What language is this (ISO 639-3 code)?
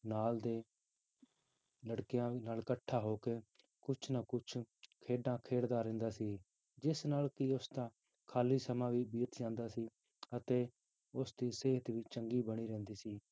pan